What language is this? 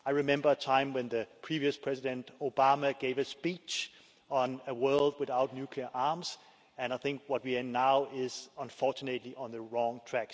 English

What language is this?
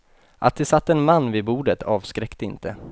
Swedish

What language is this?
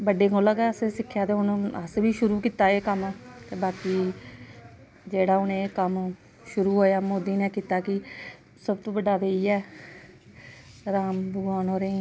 Dogri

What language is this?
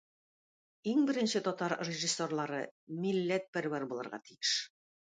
Tatar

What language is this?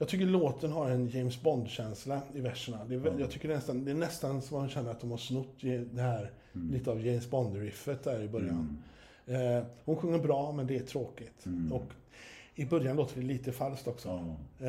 Swedish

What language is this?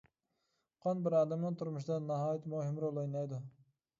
Uyghur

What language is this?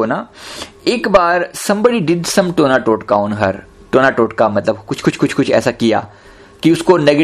Hindi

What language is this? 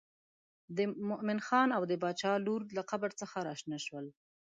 Pashto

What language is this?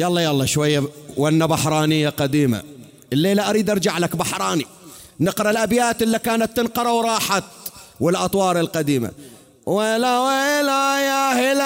Arabic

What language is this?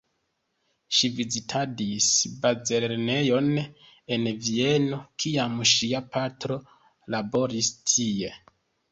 Esperanto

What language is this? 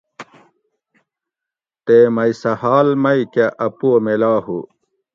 Gawri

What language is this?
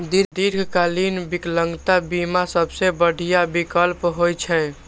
Maithili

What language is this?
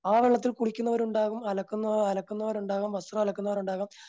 Malayalam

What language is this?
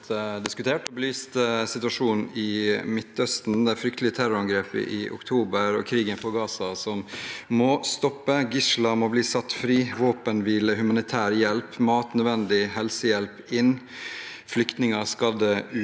Norwegian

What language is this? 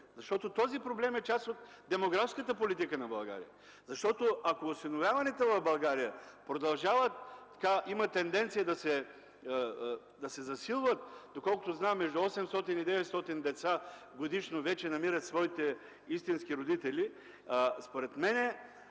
Bulgarian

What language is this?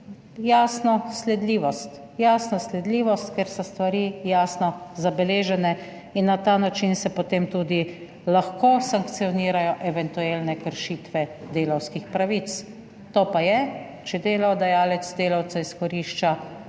Slovenian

